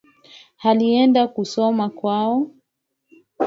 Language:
Swahili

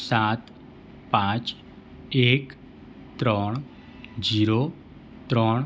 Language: Gujarati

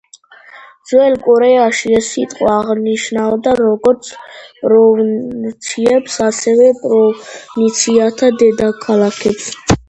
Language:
Georgian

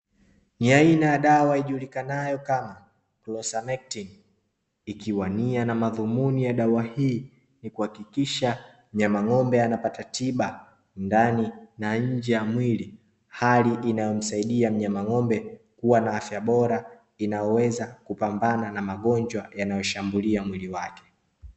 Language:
Swahili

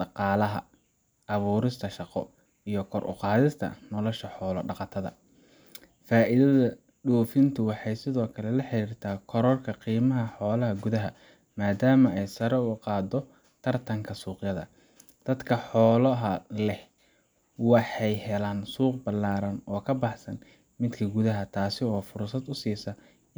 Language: Somali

